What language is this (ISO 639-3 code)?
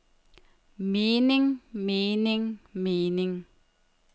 dan